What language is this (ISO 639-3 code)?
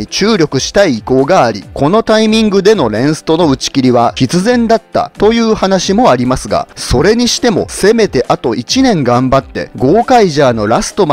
jpn